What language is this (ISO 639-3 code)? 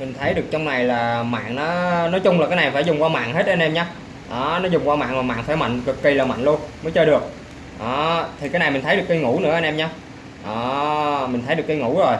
vie